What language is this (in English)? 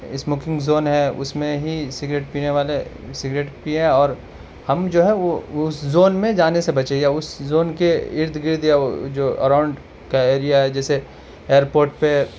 Urdu